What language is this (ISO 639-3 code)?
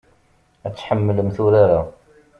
kab